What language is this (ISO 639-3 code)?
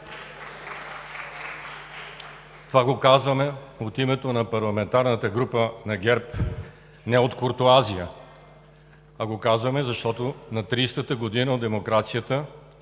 bul